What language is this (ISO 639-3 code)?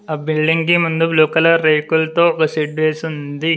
tel